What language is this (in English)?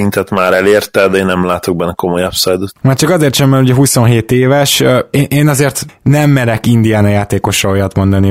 Hungarian